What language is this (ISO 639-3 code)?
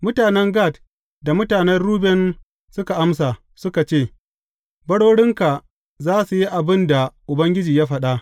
hau